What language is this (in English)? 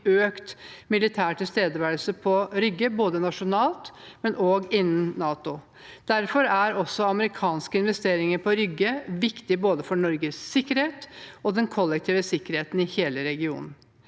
Norwegian